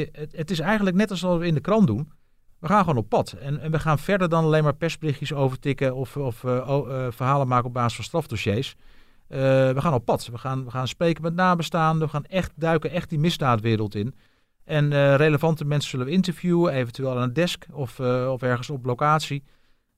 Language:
Dutch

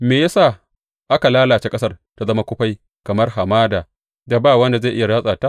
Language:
Hausa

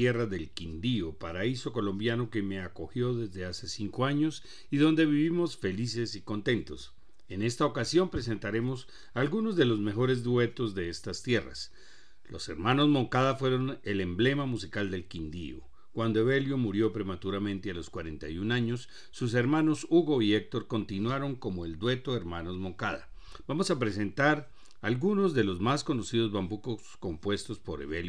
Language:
Spanish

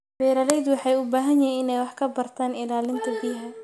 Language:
Somali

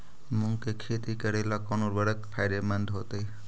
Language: Magahi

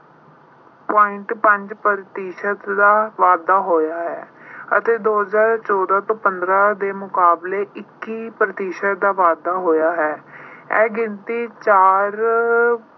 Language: Punjabi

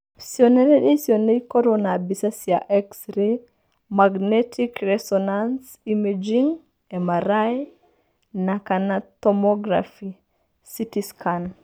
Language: Kikuyu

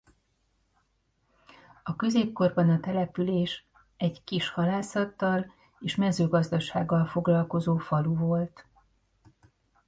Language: Hungarian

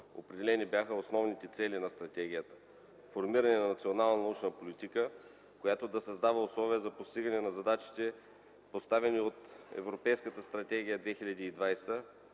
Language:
Bulgarian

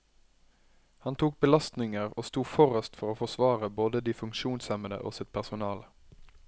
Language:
Norwegian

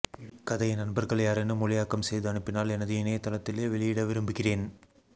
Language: Tamil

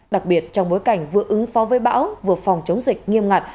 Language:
Vietnamese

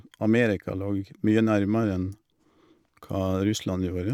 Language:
Norwegian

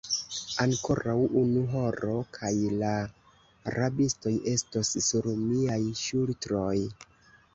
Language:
Esperanto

